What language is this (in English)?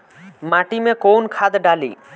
Bhojpuri